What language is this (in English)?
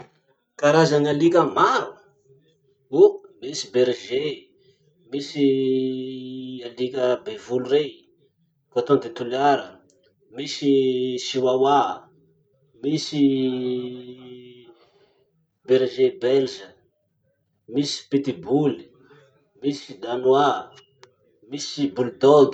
Masikoro Malagasy